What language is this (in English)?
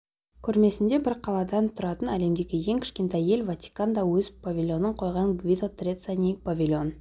Kazakh